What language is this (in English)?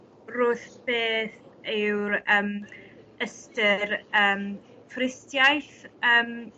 Welsh